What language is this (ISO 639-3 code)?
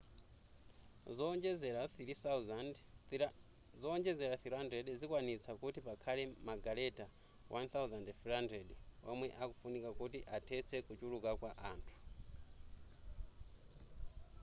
nya